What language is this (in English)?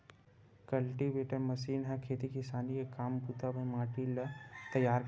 Chhattisgarhi